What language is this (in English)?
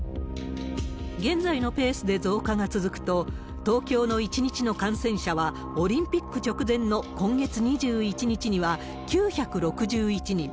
Japanese